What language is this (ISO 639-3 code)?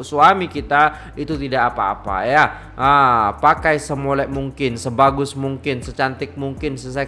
msa